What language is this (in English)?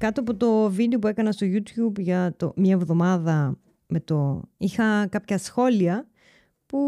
Greek